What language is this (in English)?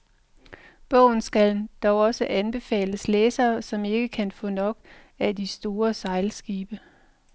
Danish